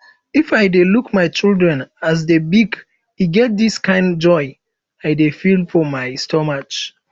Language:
Nigerian Pidgin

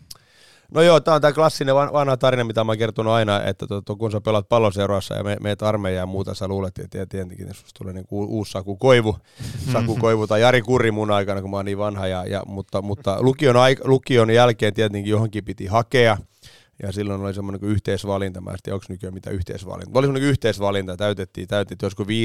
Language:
Finnish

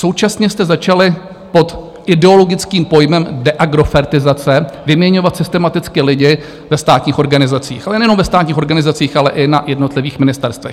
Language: Czech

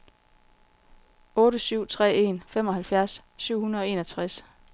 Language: Danish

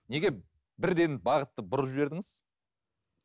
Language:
Kazakh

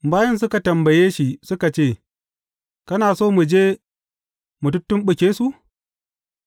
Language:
Hausa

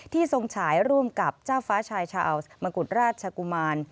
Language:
Thai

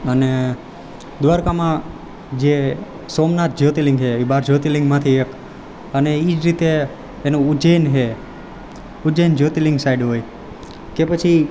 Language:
Gujarati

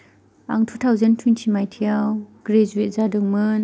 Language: Bodo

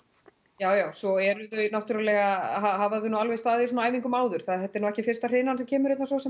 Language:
Icelandic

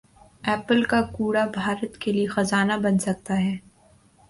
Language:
Urdu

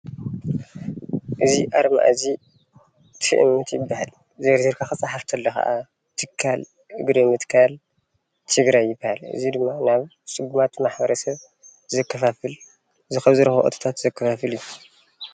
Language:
Tigrinya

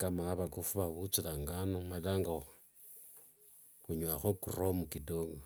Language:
Wanga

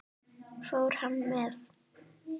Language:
Icelandic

